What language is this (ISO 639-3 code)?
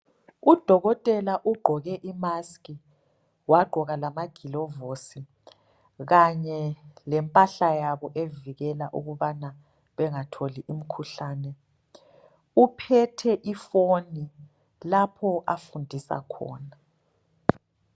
nde